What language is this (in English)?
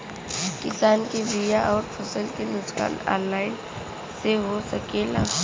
Bhojpuri